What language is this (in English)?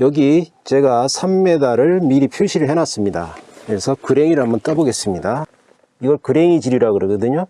Korean